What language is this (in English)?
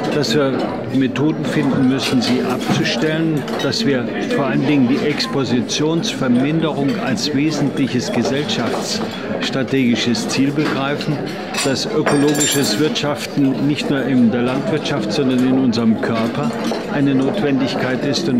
German